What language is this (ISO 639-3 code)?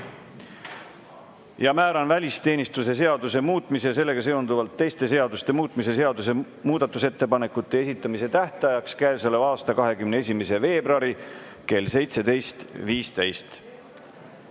est